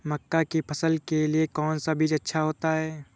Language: Hindi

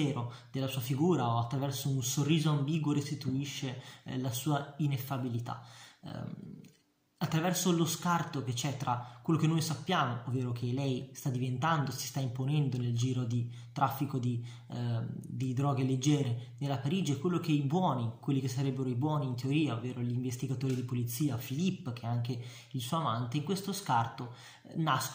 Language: Italian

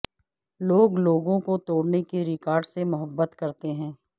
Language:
Urdu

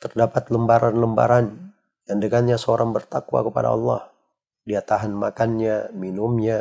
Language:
Indonesian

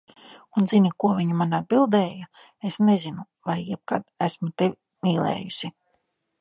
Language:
Latvian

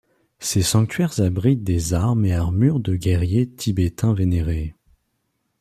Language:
French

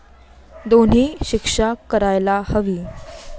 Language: Marathi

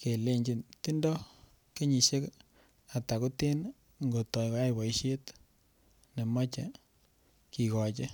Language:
Kalenjin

